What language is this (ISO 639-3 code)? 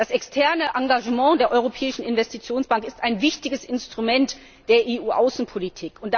deu